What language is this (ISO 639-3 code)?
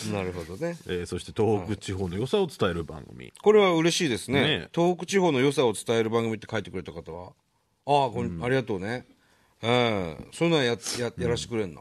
jpn